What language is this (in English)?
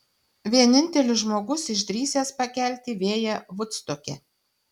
Lithuanian